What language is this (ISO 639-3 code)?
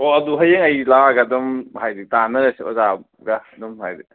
mni